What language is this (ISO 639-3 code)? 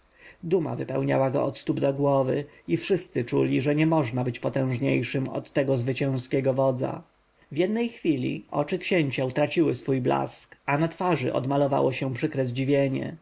pol